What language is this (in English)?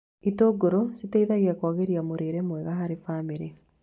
Kikuyu